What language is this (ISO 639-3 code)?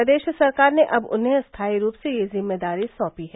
hin